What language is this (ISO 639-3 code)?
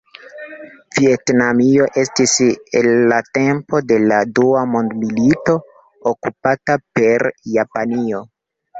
epo